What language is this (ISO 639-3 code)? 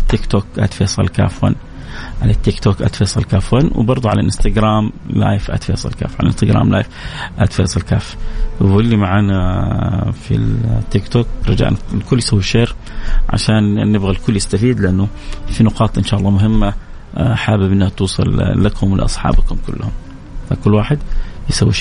ara